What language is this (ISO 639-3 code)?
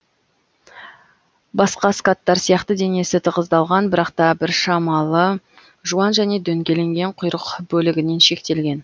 kaz